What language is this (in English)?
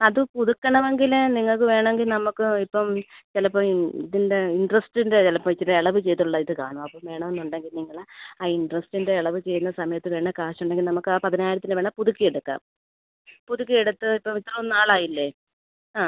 Malayalam